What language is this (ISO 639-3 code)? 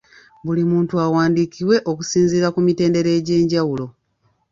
lug